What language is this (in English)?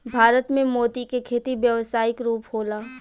Bhojpuri